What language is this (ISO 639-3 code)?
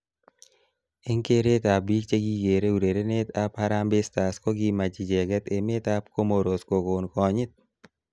kln